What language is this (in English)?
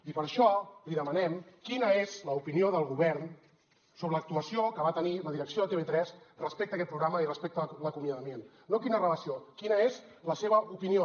Catalan